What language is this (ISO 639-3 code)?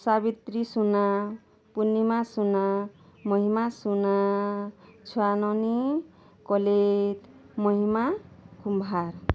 ori